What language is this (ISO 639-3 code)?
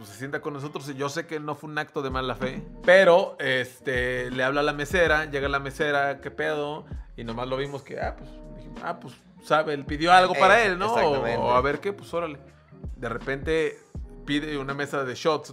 spa